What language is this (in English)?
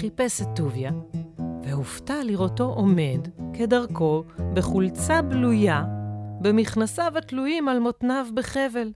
Hebrew